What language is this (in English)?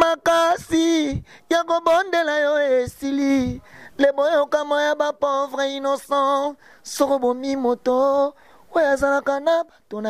French